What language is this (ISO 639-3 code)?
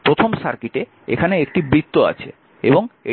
ben